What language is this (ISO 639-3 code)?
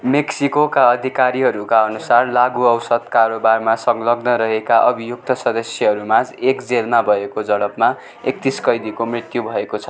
nep